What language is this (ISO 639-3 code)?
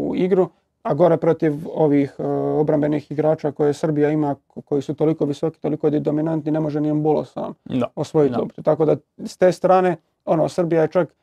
hrv